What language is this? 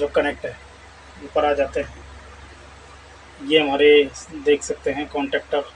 Hindi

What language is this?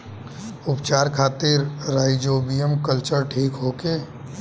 Bhojpuri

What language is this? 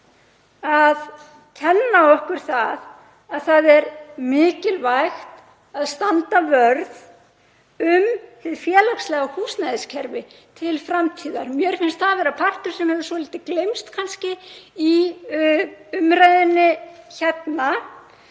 Icelandic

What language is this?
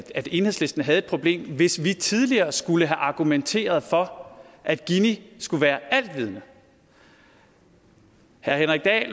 Danish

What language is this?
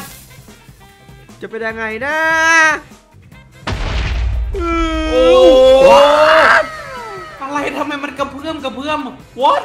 Thai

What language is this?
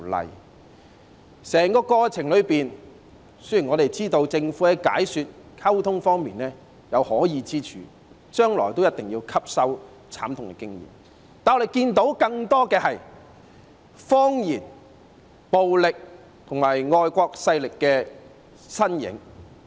Cantonese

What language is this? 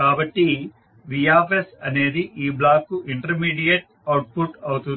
Telugu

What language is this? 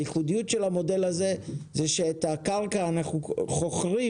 Hebrew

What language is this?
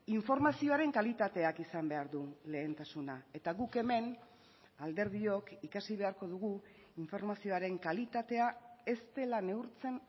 Basque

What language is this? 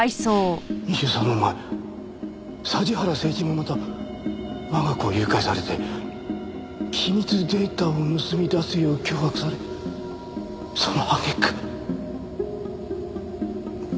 Japanese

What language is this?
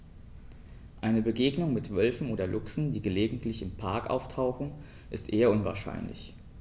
German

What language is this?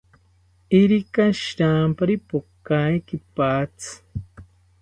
South Ucayali Ashéninka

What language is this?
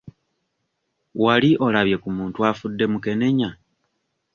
Ganda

